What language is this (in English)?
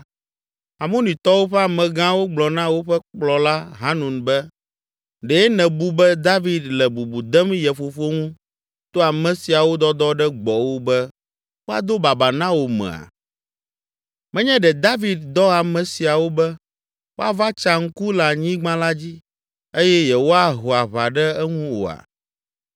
Ewe